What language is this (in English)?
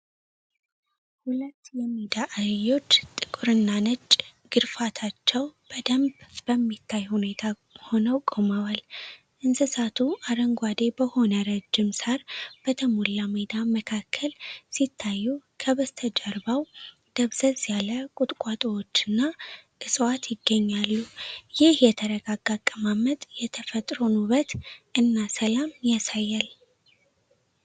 Amharic